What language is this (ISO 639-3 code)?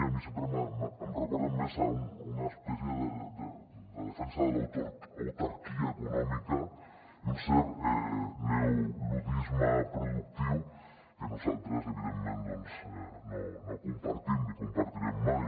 cat